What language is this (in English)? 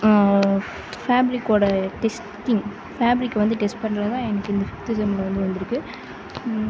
Tamil